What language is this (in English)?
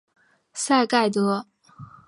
Chinese